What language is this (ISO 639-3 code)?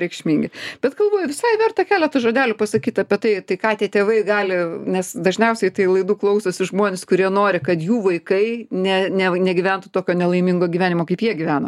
lit